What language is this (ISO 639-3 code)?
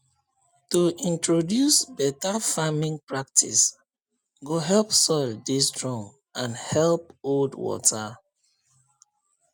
pcm